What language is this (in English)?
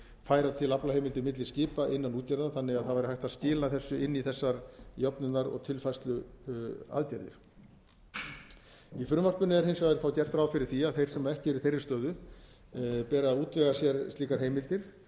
Icelandic